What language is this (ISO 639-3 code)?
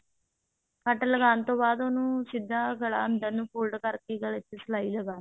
pan